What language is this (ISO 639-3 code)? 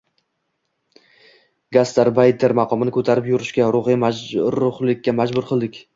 uzb